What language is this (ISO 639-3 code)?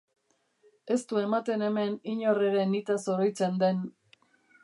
eus